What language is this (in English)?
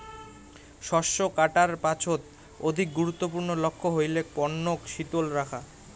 Bangla